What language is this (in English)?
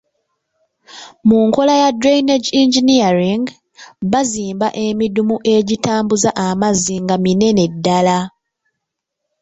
Ganda